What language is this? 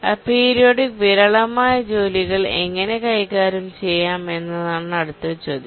Malayalam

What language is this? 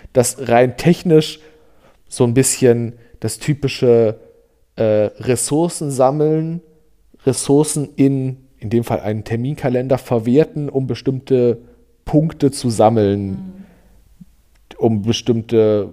German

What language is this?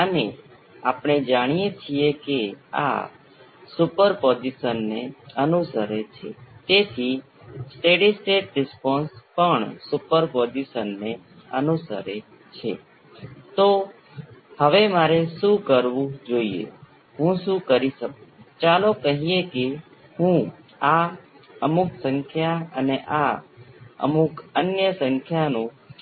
Gujarati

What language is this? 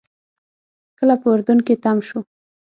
Pashto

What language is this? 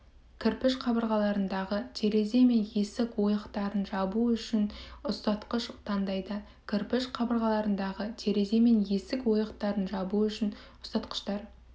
Kazakh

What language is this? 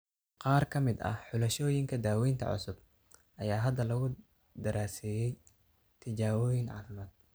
Somali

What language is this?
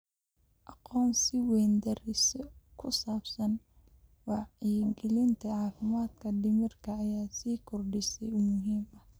Somali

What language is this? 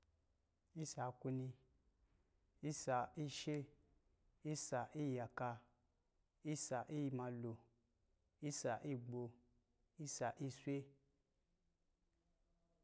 Lijili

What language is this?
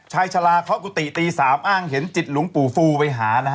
Thai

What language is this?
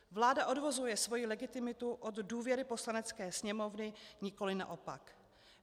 Czech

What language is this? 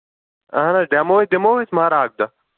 Kashmiri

